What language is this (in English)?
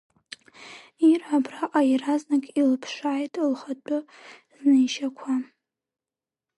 Abkhazian